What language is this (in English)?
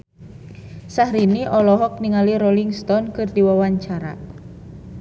Sundanese